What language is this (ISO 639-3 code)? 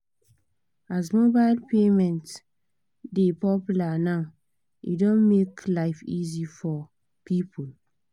pcm